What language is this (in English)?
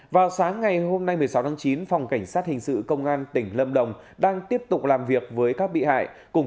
Vietnamese